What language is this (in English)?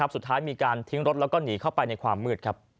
Thai